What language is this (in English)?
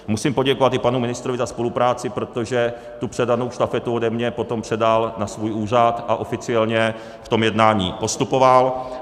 Czech